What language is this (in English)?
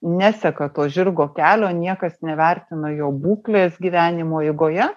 Lithuanian